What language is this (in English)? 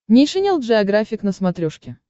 Russian